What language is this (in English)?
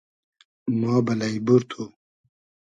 Hazaragi